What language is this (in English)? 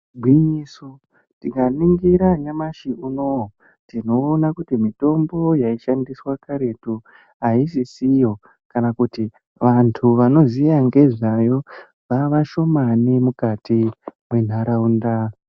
Ndau